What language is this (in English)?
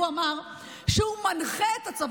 Hebrew